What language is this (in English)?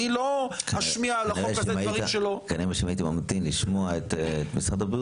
Hebrew